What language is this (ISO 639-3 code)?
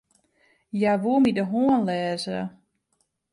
fry